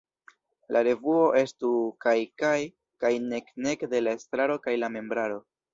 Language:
Esperanto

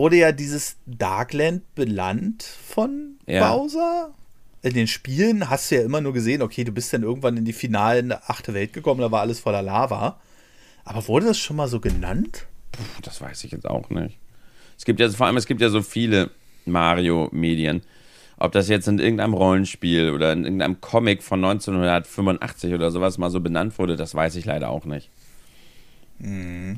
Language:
German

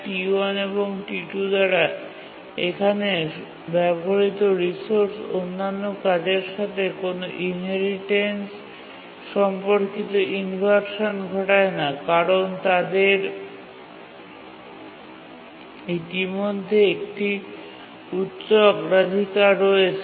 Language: Bangla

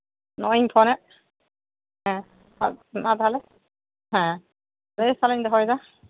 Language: Santali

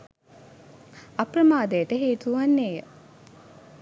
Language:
Sinhala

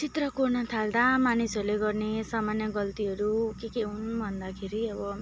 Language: Nepali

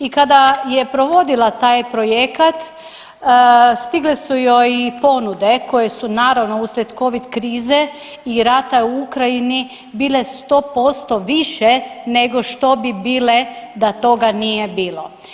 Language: Croatian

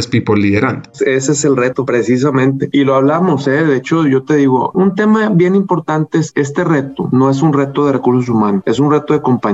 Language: Spanish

